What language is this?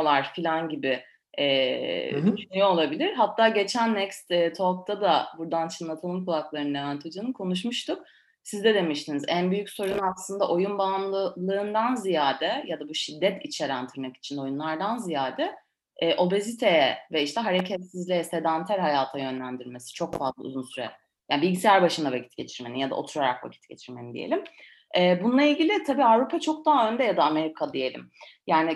Turkish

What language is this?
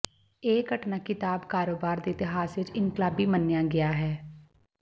Punjabi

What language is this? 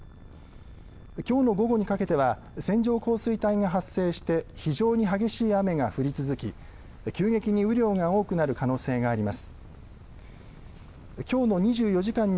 Japanese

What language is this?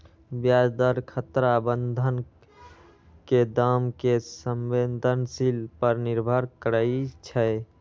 Magahi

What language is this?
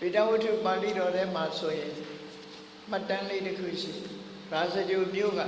Vietnamese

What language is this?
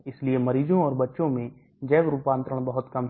Hindi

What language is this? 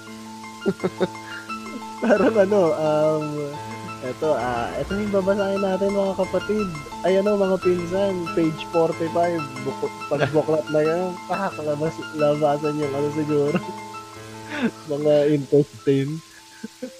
Filipino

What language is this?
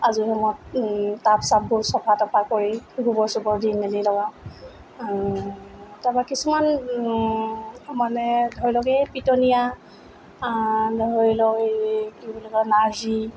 Assamese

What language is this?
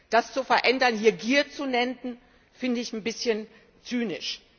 German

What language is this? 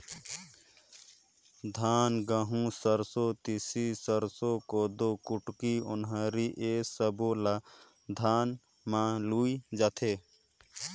Chhattisgarhi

